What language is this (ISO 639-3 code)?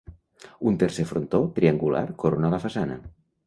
cat